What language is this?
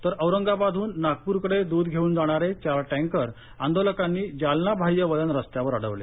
Marathi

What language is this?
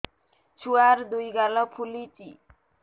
Odia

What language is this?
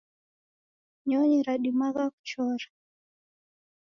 Taita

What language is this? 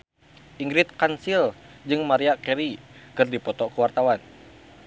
Sundanese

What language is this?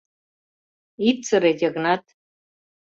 Mari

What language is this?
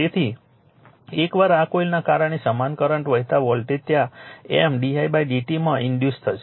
Gujarati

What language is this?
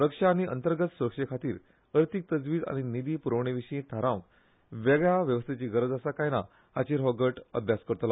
Konkani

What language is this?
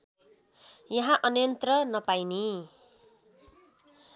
Nepali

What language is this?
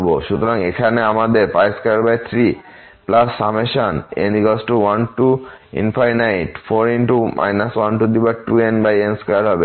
Bangla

